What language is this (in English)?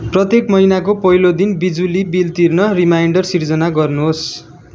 Nepali